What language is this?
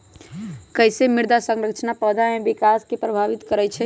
Magahi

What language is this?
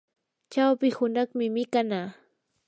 Yanahuanca Pasco Quechua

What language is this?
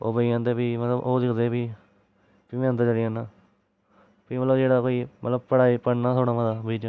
Dogri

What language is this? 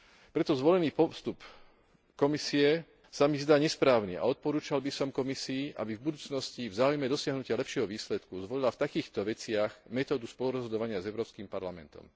Slovak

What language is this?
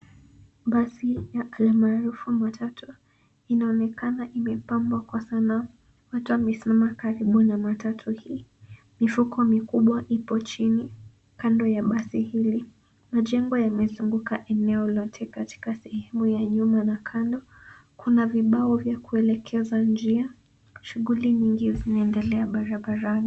Swahili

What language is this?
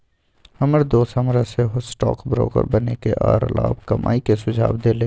Magahi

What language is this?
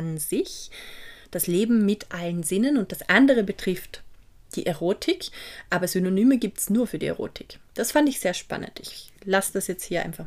German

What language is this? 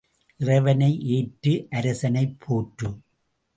Tamil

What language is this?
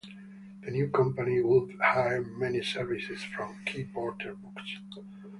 English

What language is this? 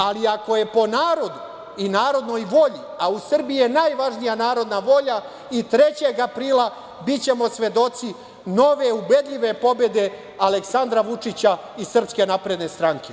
Serbian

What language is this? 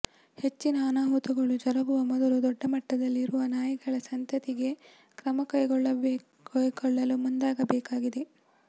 Kannada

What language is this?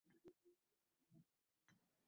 Uzbek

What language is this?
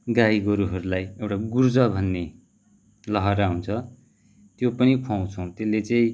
Nepali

